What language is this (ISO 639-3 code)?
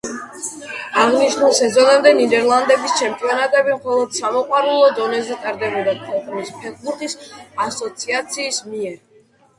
kat